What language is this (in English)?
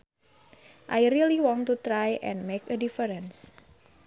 Sundanese